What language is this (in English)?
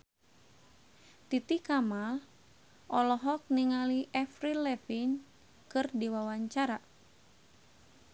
Sundanese